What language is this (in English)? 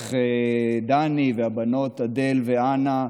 Hebrew